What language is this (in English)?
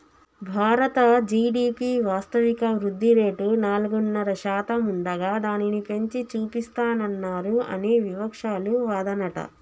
Telugu